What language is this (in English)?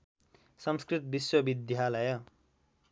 Nepali